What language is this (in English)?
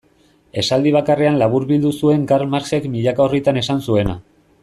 Basque